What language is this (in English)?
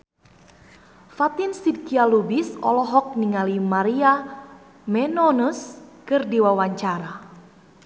Sundanese